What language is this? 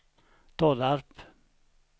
Swedish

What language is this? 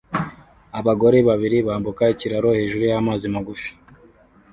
Kinyarwanda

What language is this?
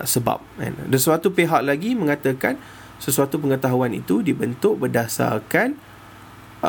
Malay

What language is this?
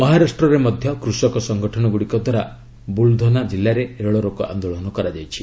Odia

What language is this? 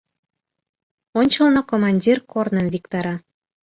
Mari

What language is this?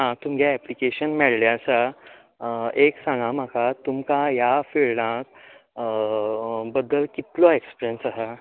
Konkani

